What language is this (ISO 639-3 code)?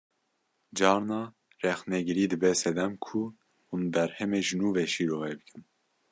kur